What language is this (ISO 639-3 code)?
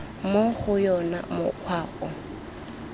tsn